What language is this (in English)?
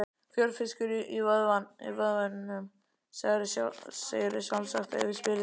Icelandic